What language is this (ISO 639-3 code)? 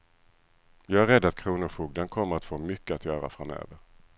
swe